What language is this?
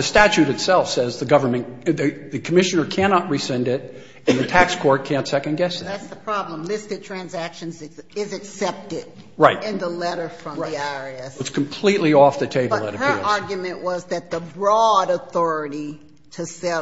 English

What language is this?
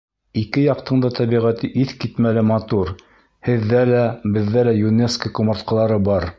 Bashkir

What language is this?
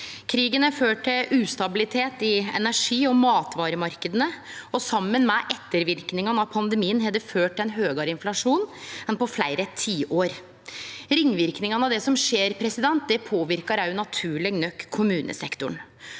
Norwegian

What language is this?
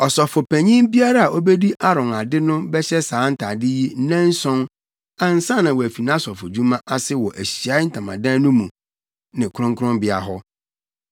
Akan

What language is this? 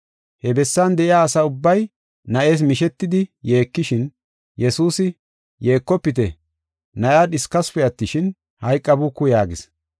Gofa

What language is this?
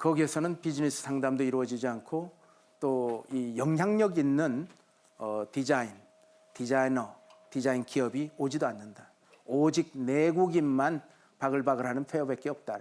Korean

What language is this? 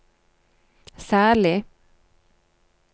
Norwegian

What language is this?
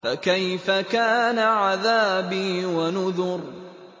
Arabic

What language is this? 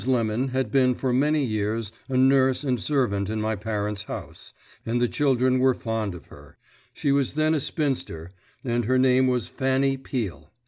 English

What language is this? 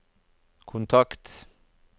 Norwegian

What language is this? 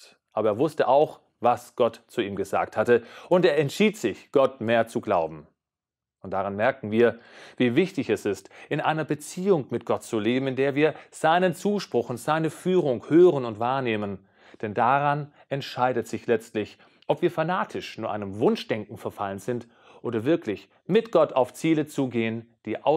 German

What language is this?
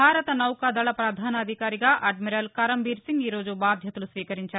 Telugu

